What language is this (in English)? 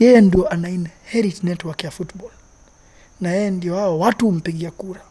Swahili